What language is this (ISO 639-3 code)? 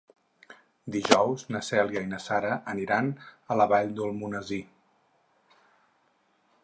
cat